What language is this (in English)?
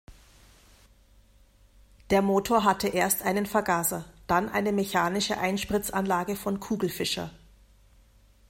German